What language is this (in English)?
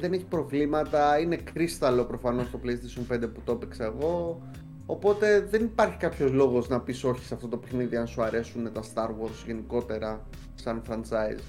Greek